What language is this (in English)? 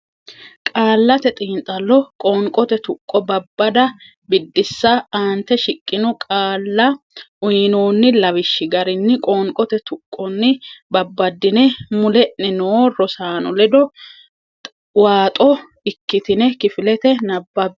Sidamo